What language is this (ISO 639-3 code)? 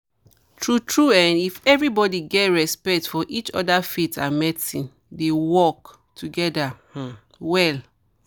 pcm